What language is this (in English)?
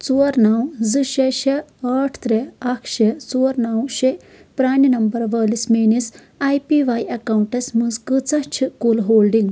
Kashmiri